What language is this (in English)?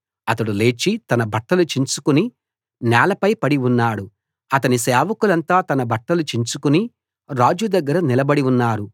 Telugu